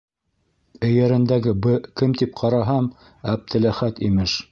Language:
Bashkir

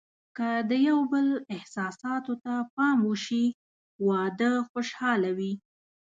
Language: Pashto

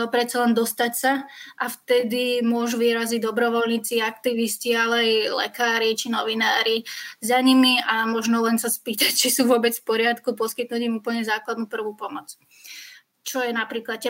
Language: Slovak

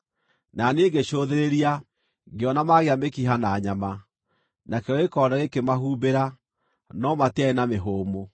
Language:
Kikuyu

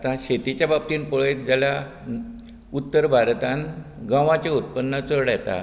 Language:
Konkani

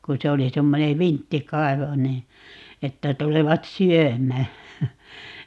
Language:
Finnish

